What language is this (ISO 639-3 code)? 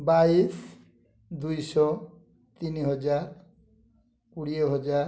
ori